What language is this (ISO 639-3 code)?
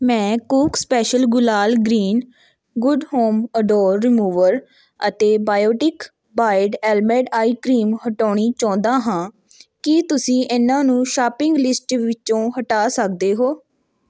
pan